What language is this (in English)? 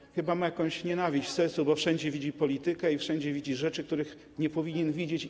Polish